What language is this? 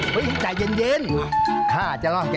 Thai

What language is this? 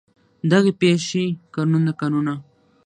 Pashto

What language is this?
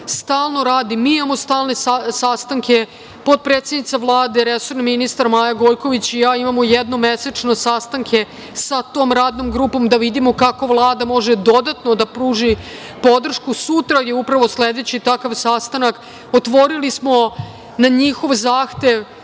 Serbian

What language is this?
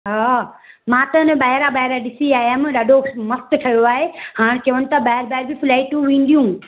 Sindhi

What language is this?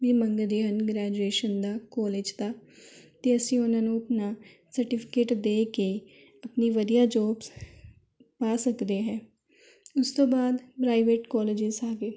Punjabi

